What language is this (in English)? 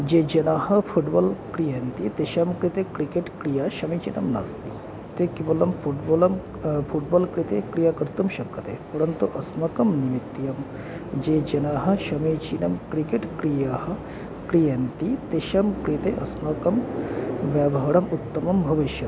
Sanskrit